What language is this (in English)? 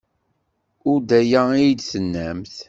Kabyle